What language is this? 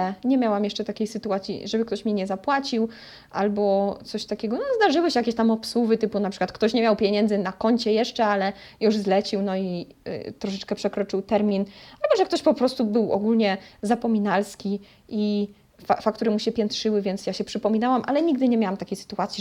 Polish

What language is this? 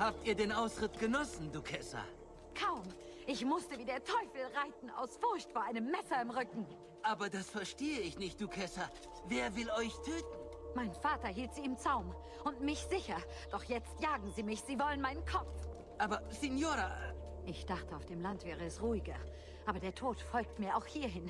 German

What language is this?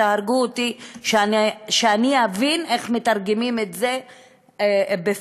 Hebrew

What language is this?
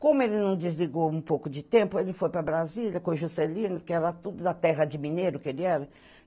Portuguese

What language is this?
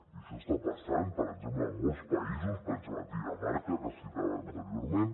Catalan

